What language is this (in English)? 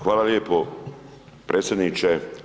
Croatian